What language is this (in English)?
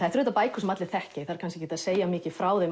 Icelandic